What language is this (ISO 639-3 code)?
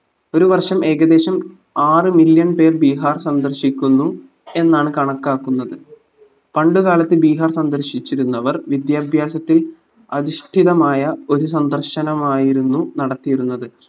mal